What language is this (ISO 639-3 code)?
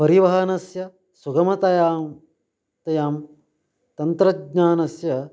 san